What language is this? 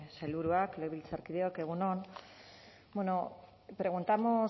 Basque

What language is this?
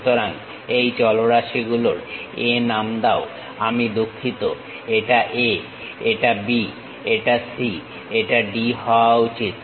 Bangla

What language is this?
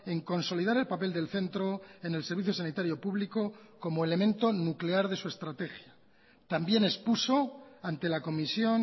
Spanish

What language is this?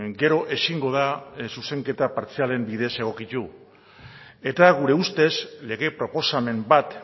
Basque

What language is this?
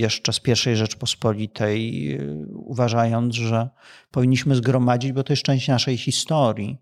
Polish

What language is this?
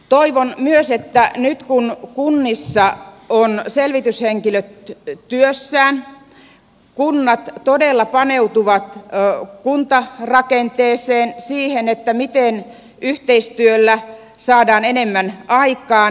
Finnish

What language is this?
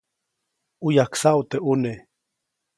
Copainalá Zoque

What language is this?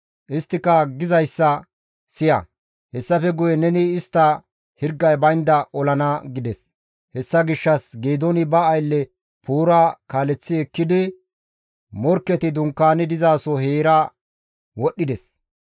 Gamo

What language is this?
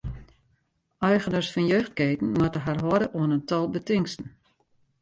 Western Frisian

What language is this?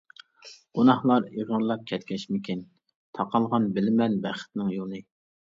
Uyghur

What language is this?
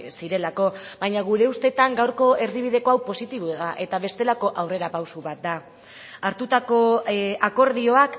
Basque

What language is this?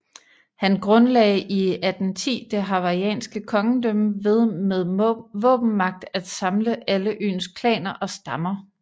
Danish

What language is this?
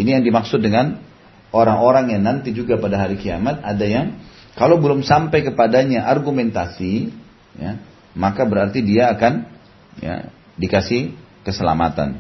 Indonesian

